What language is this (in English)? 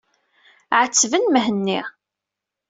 Kabyle